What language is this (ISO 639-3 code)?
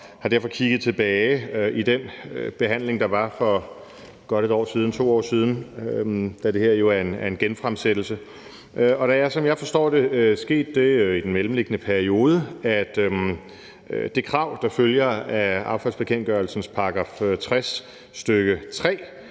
dan